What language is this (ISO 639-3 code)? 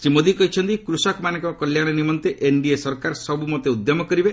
ori